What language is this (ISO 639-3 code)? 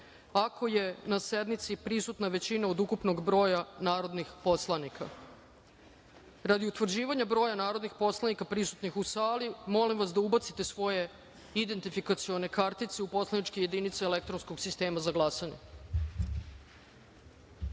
srp